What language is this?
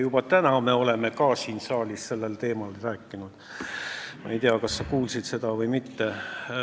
Estonian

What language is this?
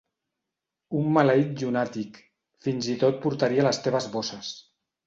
Catalan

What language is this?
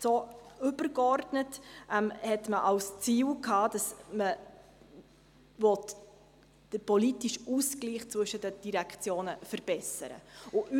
Swiss German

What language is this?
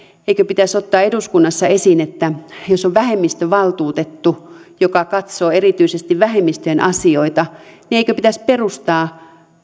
Finnish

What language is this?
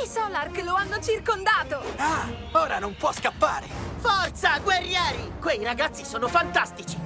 Italian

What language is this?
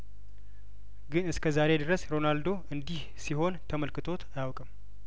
Amharic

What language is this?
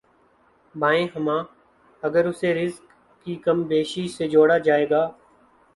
Urdu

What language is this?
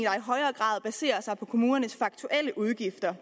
Danish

